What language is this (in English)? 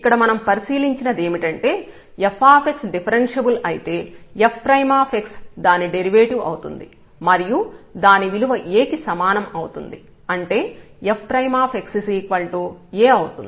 Telugu